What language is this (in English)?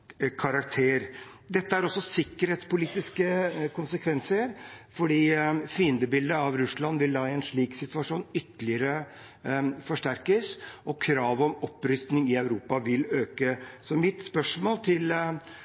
Norwegian Bokmål